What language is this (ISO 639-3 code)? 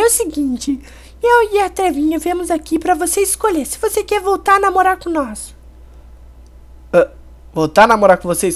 por